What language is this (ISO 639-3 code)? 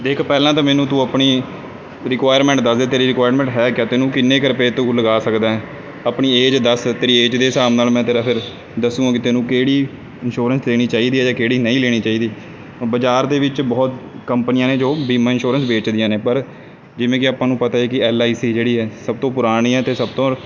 pan